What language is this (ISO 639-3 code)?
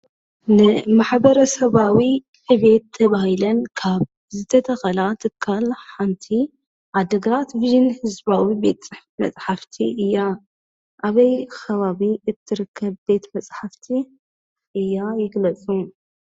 tir